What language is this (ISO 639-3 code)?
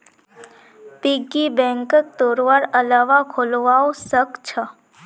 mag